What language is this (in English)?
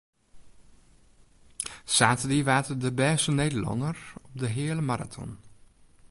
Western Frisian